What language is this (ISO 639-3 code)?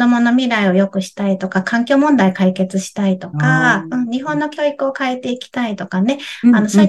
jpn